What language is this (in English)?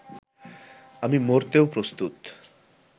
Bangla